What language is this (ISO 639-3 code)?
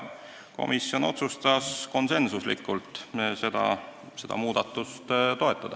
est